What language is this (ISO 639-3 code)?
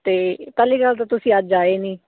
pan